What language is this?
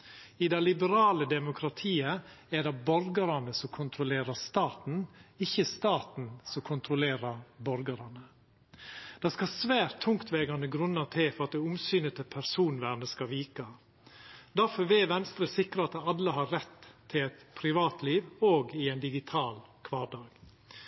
Norwegian Nynorsk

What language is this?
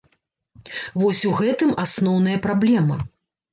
Belarusian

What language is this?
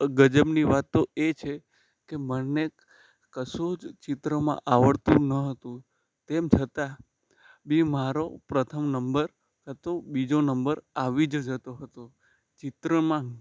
Gujarati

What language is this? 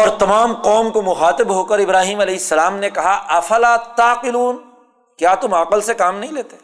Urdu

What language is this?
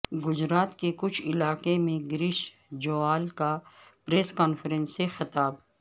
Urdu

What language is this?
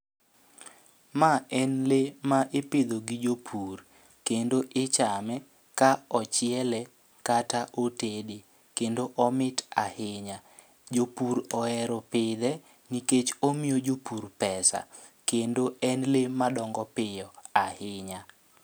Luo (Kenya and Tanzania)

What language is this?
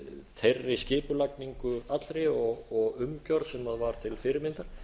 Icelandic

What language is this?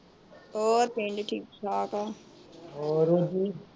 Punjabi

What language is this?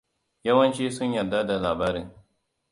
Hausa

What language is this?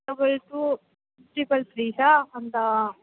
Nepali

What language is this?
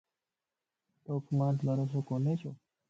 Lasi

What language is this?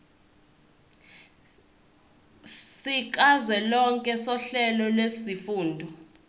Zulu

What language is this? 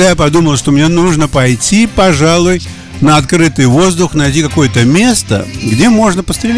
Russian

